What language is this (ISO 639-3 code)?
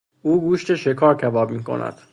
fas